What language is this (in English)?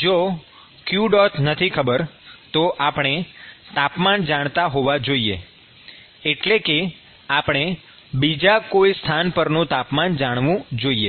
Gujarati